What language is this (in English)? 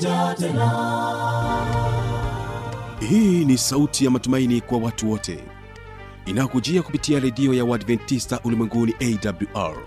Swahili